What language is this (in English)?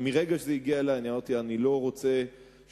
Hebrew